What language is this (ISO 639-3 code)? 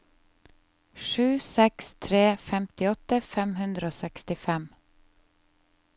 nor